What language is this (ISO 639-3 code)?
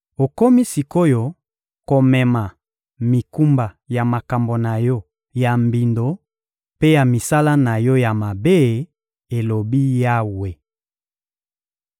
lin